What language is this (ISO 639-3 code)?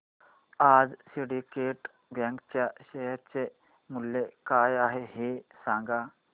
mar